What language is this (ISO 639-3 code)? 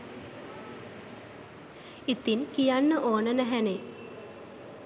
sin